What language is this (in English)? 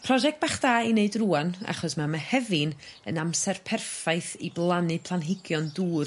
Welsh